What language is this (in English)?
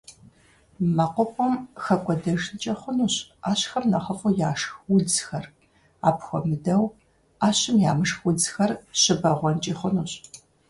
Kabardian